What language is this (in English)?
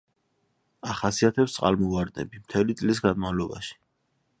Georgian